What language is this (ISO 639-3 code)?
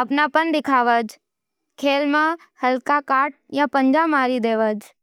noe